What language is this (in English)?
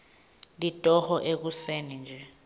Swati